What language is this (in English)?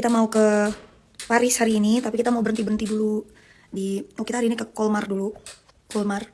Indonesian